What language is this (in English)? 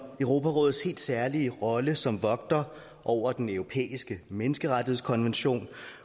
Danish